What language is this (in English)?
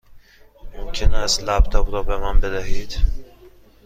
Persian